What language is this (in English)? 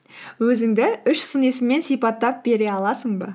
Kazakh